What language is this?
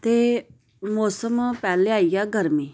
Dogri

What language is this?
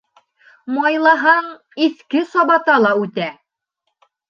Bashkir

